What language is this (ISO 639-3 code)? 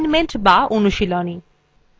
ben